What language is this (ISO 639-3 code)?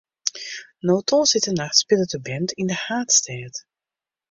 fry